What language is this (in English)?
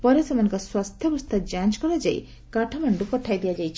Odia